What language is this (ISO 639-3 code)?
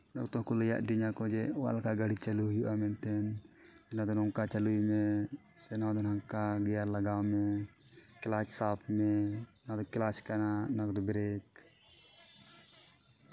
sat